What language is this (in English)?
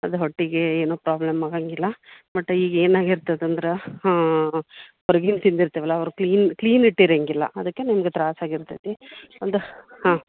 Kannada